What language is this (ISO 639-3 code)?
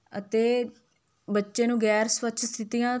pan